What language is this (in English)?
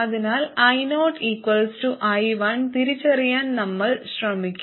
Malayalam